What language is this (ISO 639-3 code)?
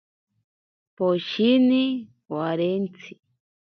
prq